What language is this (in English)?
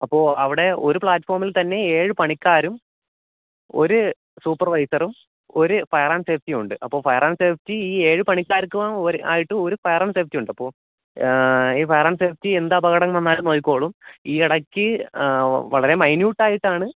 Malayalam